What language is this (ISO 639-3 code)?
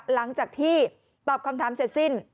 tha